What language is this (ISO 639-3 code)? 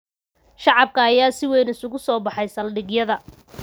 som